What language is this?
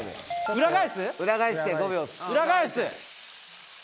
Japanese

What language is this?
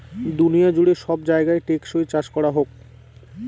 Bangla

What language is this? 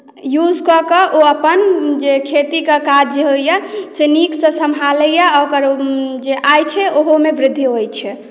Maithili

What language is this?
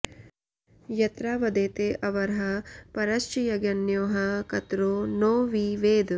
Sanskrit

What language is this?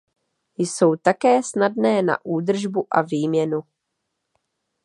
Czech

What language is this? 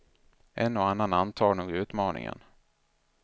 Swedish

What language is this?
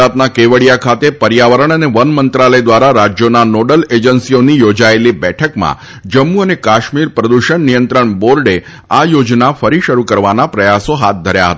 Gujarati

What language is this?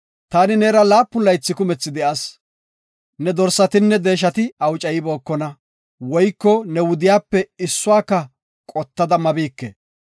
Gofa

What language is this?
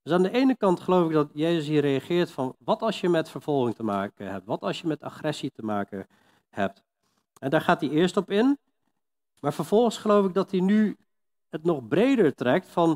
Dutch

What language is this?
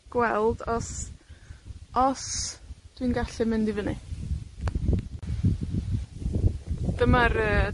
Welsh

